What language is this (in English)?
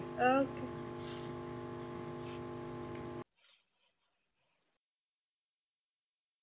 Punjabi